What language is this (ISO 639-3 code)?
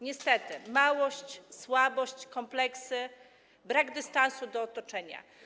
pol